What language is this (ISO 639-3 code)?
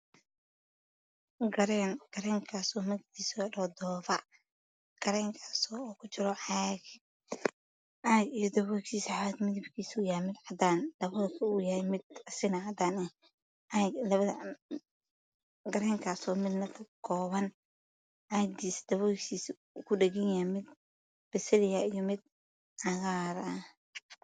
som